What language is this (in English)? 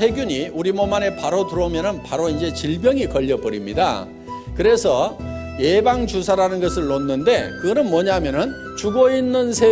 Korean